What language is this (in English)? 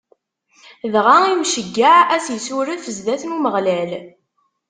Kabyle